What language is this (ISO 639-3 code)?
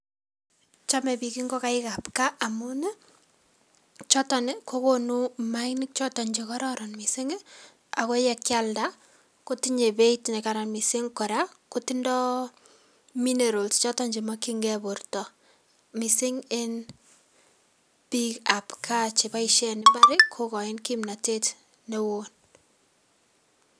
kln